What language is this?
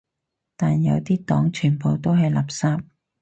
Cantonese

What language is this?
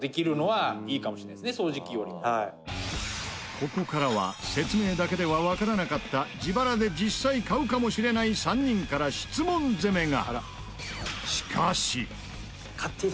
Japanese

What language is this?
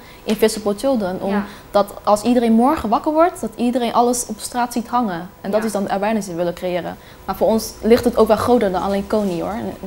Dutch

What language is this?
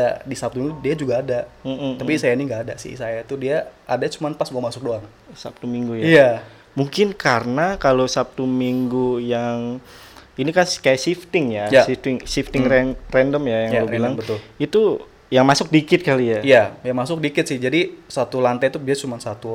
Indonesian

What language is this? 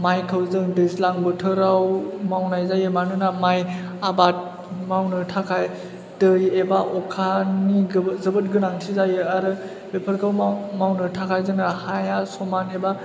Bodo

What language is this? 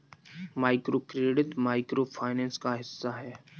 Hindi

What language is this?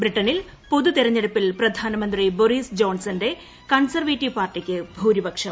Malayalam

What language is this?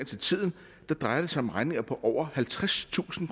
Danish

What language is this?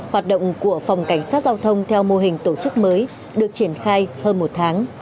Vietnamese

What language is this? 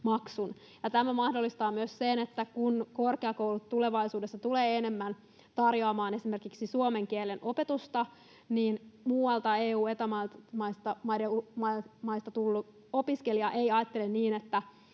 Finnish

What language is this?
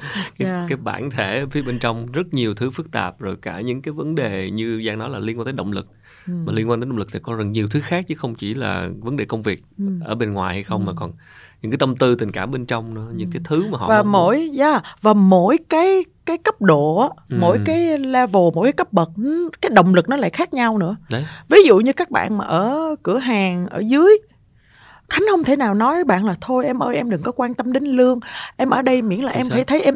Vietnamese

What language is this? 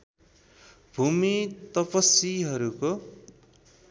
Nepali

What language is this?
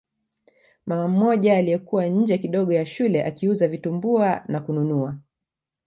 Swahili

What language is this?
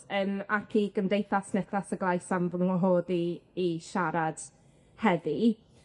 Welsh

